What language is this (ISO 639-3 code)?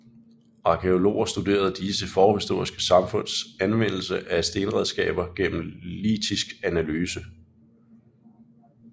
dan